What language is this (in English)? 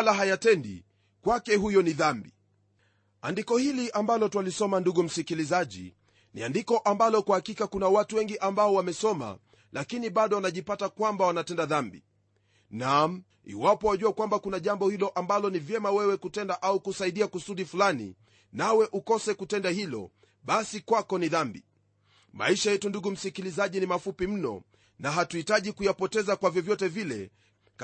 Swahili